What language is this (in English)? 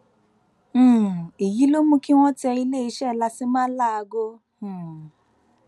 Yoruba